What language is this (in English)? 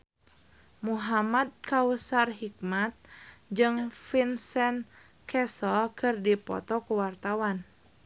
Sundanese